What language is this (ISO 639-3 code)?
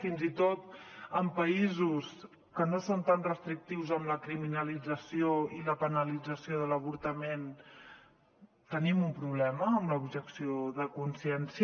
cat